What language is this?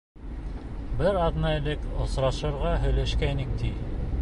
Bashkir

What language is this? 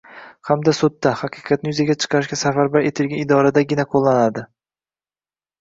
Uzbek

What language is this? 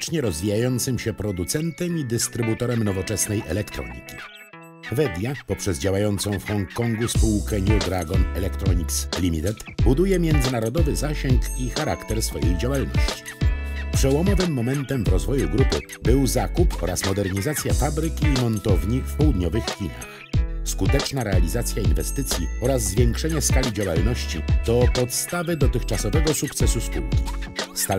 Polish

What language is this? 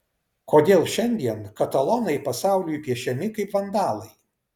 Lithuanian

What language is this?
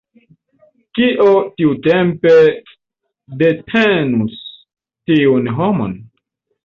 Esperanto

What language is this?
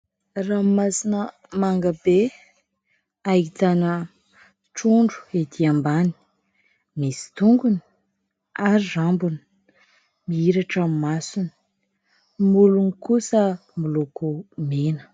Malagasy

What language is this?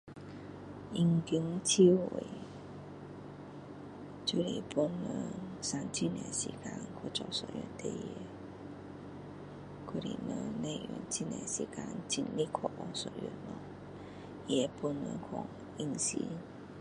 Min Dong Chinese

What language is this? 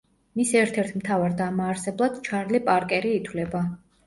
Georgian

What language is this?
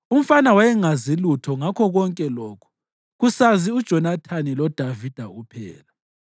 North Ndebele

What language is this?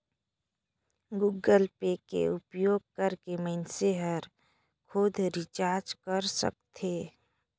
Chhattisgarhi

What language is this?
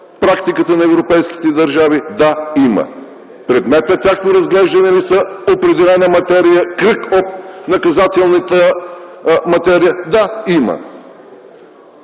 Bulgarian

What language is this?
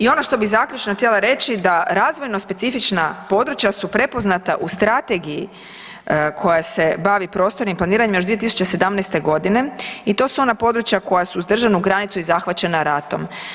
Croatian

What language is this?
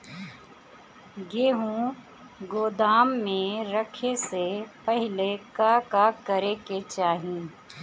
Bhojpuri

